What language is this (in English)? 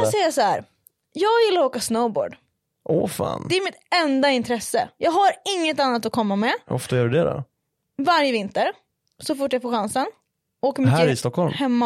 Swedish